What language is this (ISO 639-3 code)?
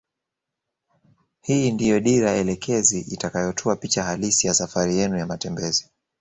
swa